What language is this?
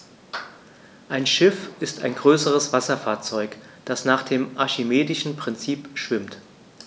German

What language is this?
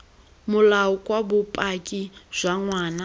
Tswana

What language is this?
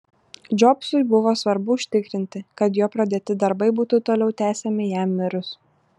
Lithuanian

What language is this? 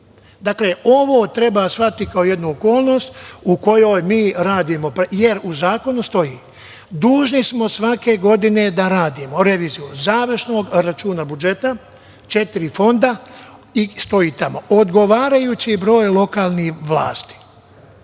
Serbian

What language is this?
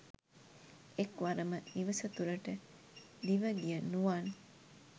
Sinhala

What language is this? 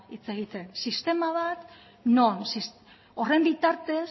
Basque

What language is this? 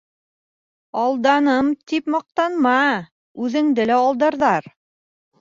Bashkir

